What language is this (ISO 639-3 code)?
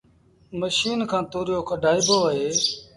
sbn